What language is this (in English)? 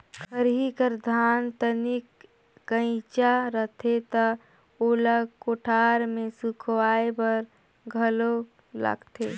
Chhattisgarhi